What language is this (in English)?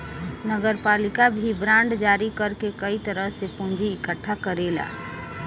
Bhojpuri